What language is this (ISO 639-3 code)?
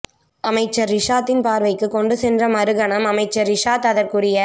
tam